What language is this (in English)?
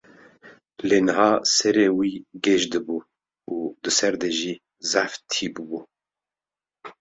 Kurdish